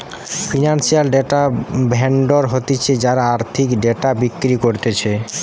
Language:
Bangla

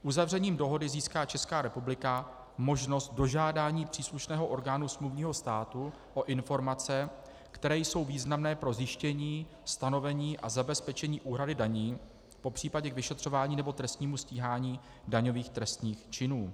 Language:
Czech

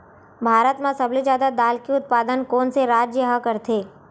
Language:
Chhattisgarhi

